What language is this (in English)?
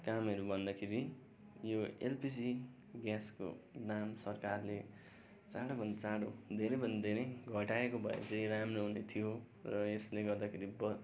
Nepali